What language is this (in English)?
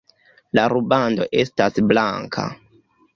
Esperanto